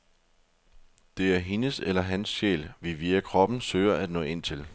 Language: Danish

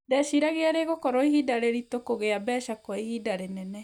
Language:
Kikuyu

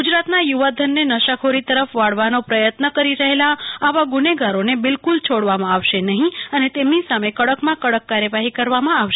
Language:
Gujarati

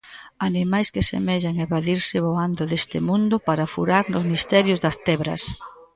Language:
Galician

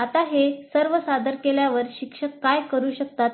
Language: Marathi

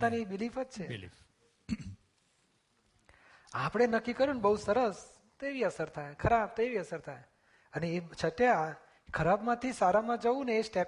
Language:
Gujarati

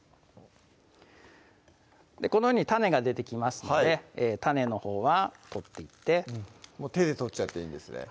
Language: Japanese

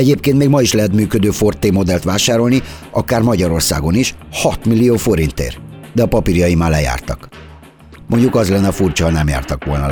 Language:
Hungarian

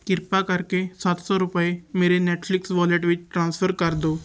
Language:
Punjabi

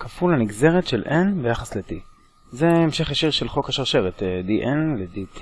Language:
Hebrew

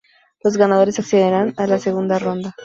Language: Spanish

